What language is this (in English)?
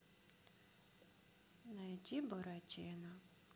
Russian